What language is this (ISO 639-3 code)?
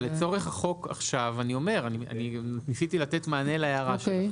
heb